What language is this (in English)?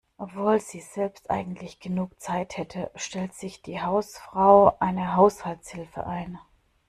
German